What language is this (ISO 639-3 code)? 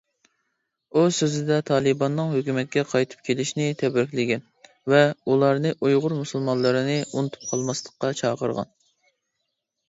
uig